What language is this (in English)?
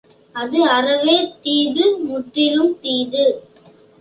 Tamil